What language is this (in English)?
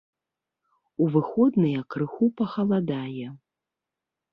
Belarusian